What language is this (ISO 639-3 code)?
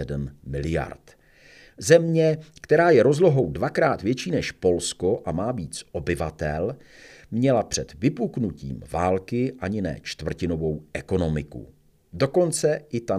ces